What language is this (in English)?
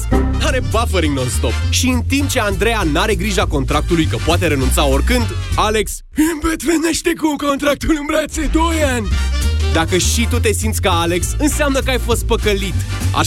Romanian